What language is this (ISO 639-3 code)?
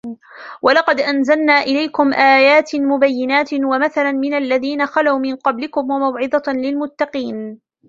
ara